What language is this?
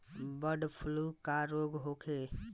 Bhojpuri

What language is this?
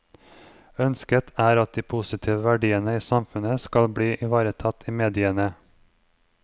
Norwegian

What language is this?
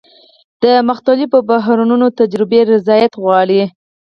Pashto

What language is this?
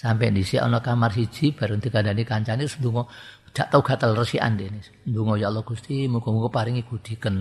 Indonesian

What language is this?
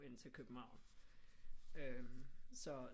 Danish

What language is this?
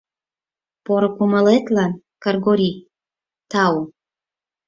Mari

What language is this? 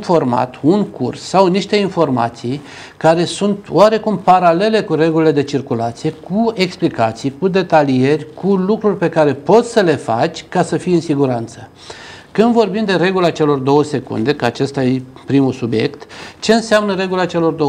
Romanian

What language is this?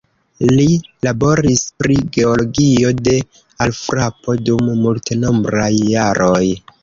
Esperanto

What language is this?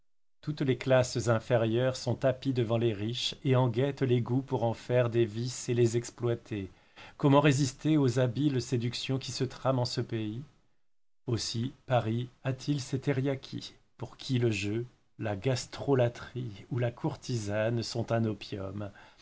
French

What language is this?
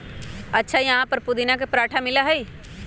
Magahi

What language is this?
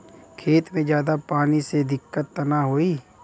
Bhojpuri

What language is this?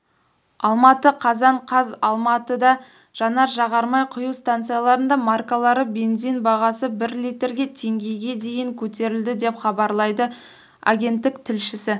Kazakh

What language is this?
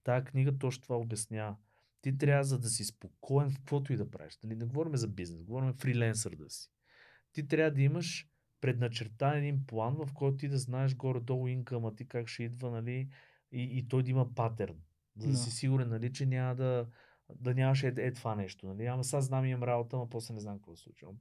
Bulgarian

